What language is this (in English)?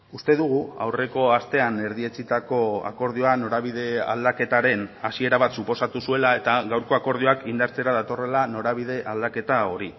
Basque